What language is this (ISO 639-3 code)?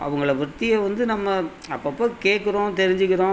tam